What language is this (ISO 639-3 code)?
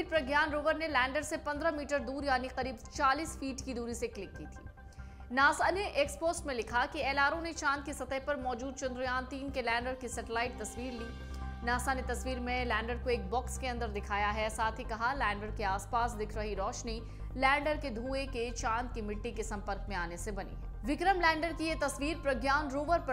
hin